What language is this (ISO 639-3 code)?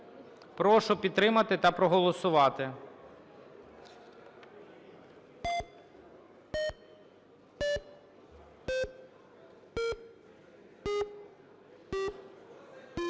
ukr